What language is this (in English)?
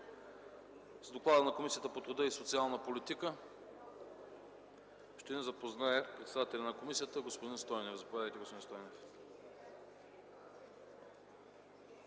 Bulgarian